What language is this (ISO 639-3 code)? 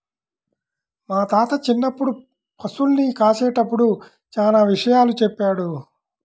tel